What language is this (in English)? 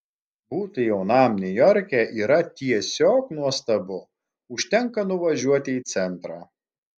Lithuanian